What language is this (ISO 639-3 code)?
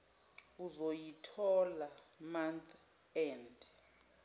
zul